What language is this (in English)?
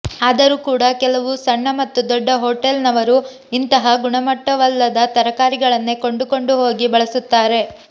Kannada